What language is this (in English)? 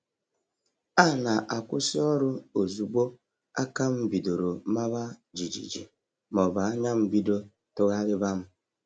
Igbo